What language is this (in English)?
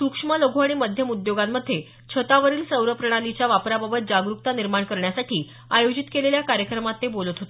Marathi